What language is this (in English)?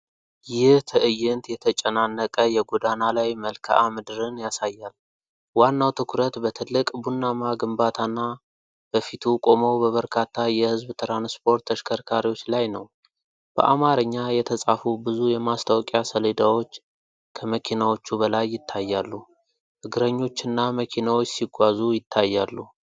Amharic